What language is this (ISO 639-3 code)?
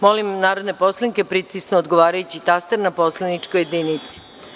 srp